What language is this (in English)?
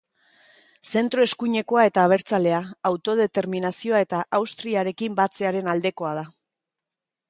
Basque